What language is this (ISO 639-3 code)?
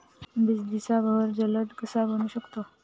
mar